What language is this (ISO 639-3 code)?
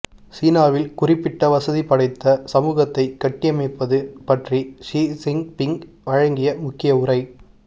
tam